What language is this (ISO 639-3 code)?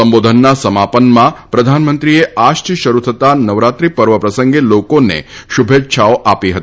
guj